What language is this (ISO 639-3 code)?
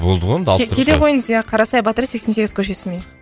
kaz